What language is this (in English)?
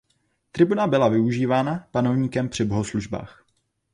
Czech